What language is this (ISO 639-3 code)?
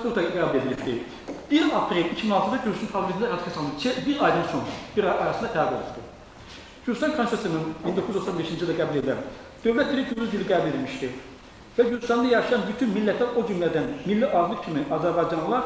tur